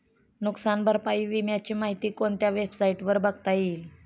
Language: Marathi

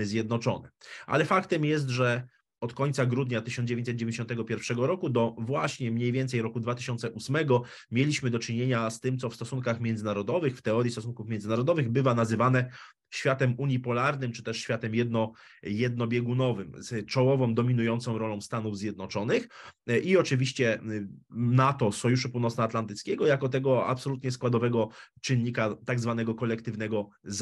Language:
Polish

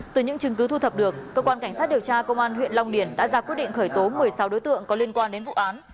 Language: Vietnamese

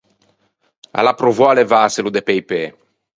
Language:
Ligurian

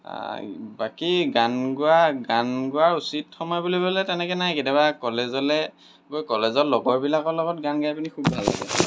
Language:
Assamese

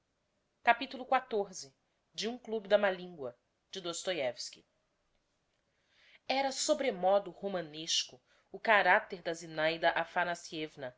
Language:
Portuguese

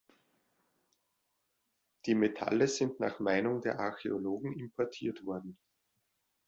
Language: German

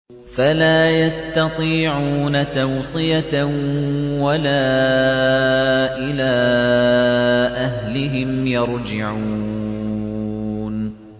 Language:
Arabic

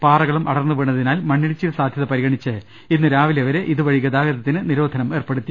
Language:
Malayalam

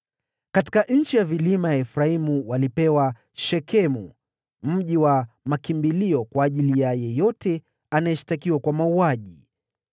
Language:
Swahili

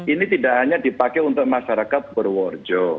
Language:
Indonesian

